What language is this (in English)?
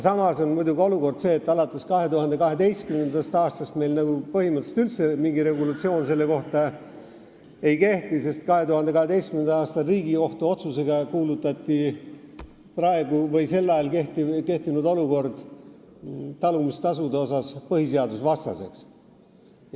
Estonian